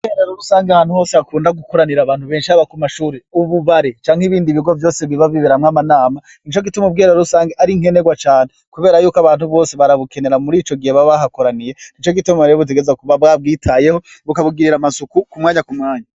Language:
Rundi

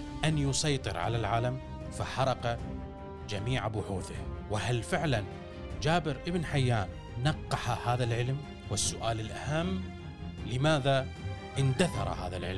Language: Arabic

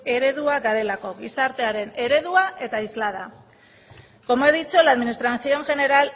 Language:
Basque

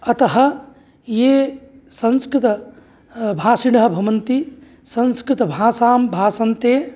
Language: Sanskrit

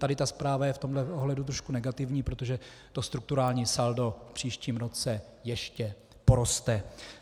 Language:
Czech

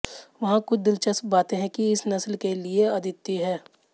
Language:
Hindi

